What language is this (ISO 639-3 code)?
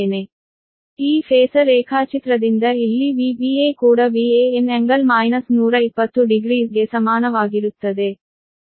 kan